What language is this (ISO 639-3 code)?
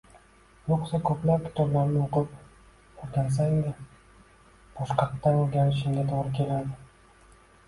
uzb